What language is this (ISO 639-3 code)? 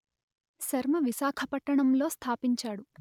tel